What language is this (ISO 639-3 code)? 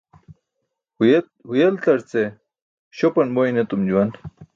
bsk